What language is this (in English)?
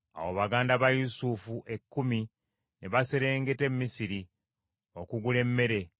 Ganda